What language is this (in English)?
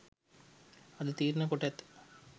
Sinhala